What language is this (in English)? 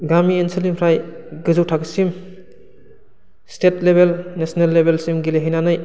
Bodo